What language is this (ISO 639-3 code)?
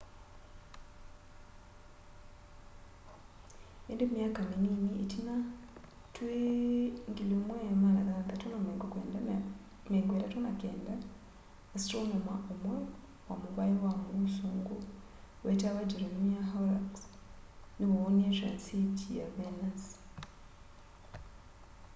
kam